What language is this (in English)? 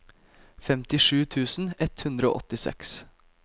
Norwegian